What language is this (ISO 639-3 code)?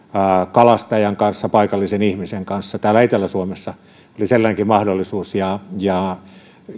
fin